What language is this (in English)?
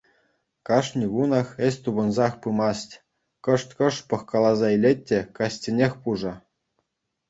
Chuvash